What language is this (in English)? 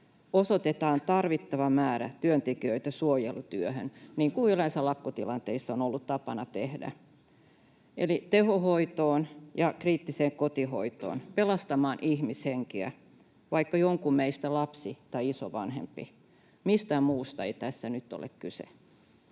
Finnish